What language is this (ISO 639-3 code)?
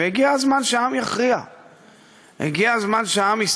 heb